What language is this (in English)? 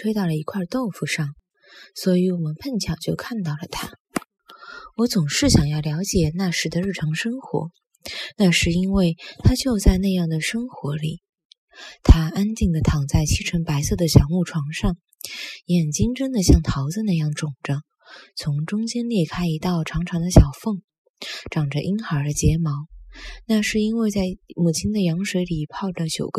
Chinese